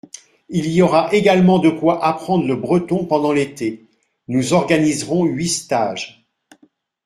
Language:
French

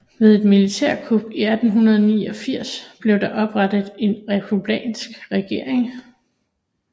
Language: Danish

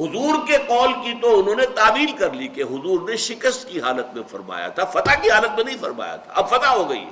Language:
Urdu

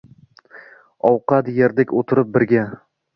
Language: Uzbek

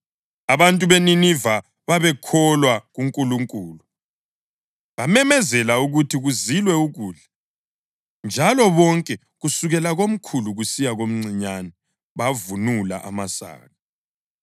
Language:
North Ndebele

